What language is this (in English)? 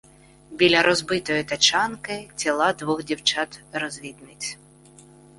Ukrainian